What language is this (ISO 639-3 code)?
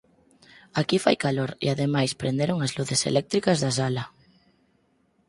glg